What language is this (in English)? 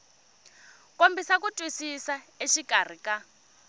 Tsonga